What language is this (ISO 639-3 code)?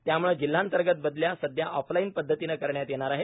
mar